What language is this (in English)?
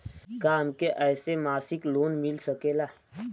Bhojpuri